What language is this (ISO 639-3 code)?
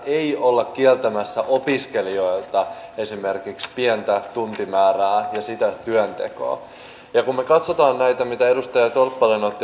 fin